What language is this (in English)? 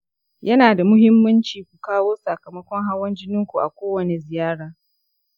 Hausa